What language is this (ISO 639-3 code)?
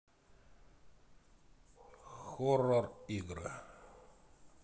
rus